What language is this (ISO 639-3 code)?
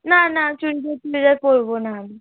ben